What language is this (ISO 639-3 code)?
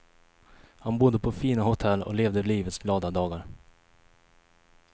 swe